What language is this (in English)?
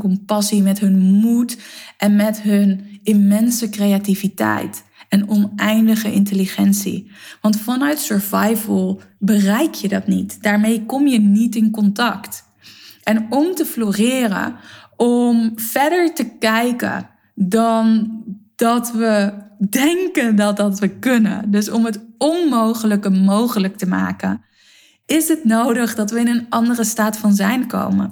Dutch